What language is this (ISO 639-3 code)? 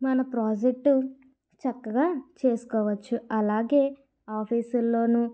tel